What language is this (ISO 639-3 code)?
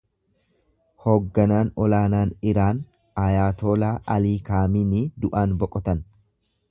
orm